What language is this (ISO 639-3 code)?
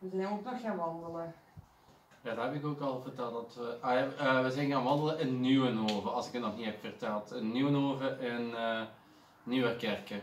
nld